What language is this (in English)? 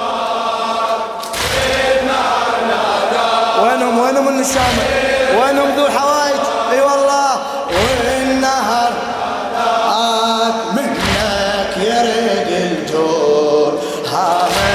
Arabic